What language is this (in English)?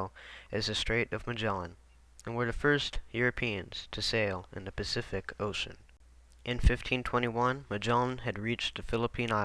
English